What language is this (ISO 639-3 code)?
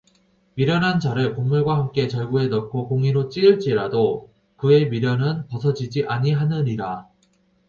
kor